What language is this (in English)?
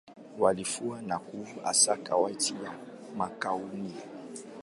Swahili